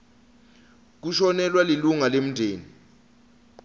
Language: Swati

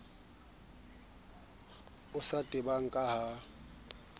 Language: Southern Sotho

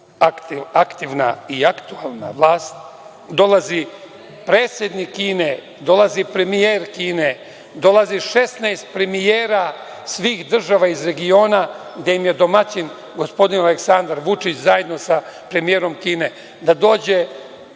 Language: Serbian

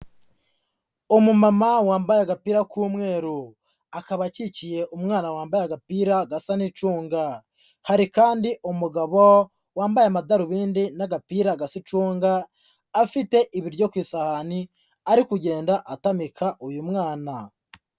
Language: Kinyarwanda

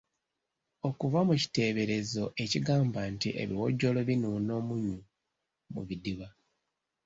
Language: Ganda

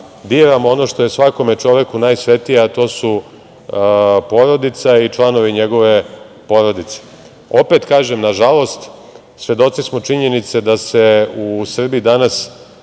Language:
Serbian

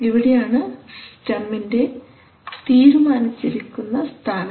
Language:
Malayalam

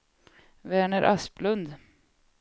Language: Swedish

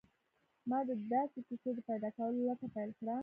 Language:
Pashto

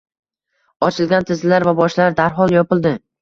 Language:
Uzbek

